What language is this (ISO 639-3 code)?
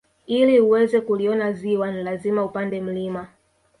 swa